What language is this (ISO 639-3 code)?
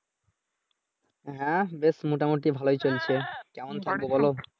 ben